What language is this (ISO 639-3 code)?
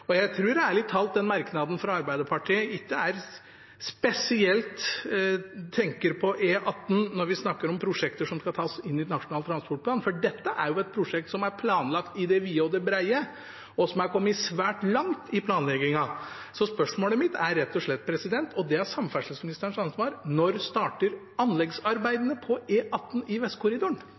nor